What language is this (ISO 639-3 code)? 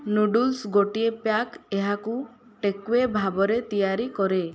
ori